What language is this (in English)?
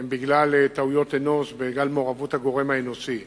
Hebrew